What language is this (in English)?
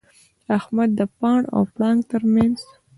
Pashto